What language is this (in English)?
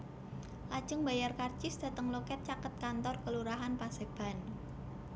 Javanese